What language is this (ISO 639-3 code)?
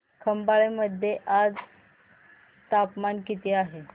mar